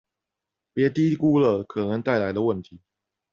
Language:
Chinese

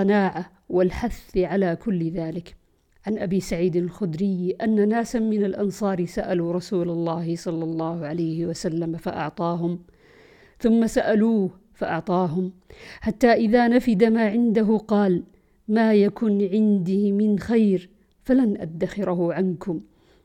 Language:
Arabic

